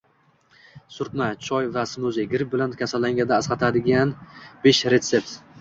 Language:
Uzbek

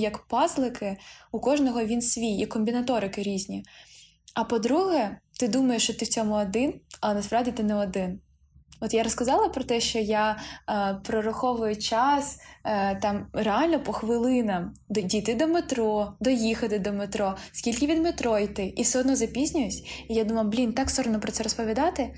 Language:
Ukrainian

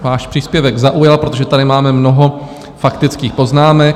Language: Czech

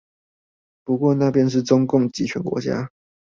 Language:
Chinese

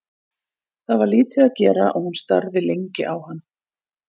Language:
Icelandic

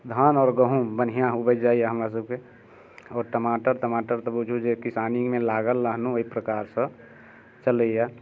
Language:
Maithili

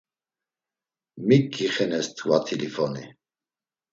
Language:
Laz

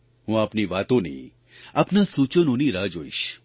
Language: Gujarati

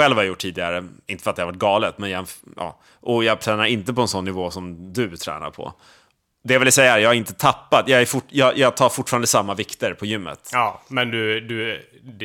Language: Swedish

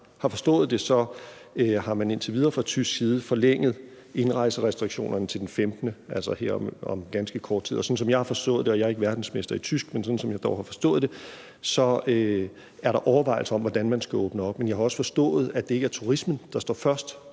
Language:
Danish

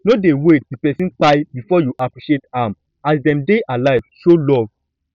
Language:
Nigerian Pidgin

